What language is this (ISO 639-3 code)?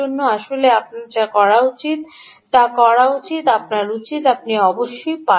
ben